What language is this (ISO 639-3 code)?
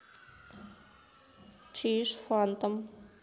rus